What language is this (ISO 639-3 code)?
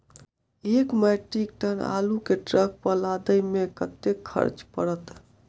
mai